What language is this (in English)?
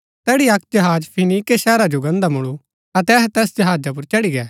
Gaddi